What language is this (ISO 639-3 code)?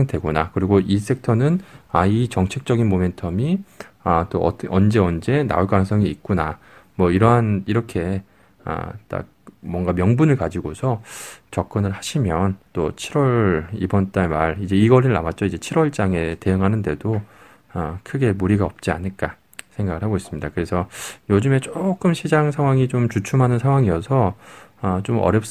kor